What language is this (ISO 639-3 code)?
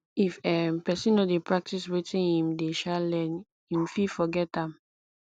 pcm